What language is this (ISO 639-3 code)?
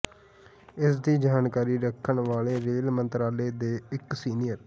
pan